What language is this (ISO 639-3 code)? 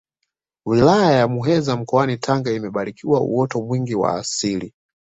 swa